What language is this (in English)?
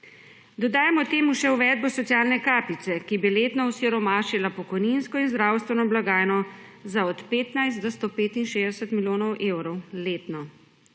Slovenian